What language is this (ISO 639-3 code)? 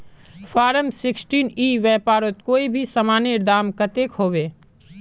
mag